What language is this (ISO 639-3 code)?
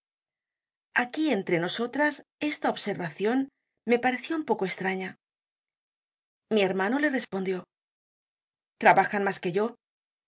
spa